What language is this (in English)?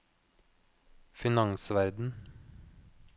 Norwegian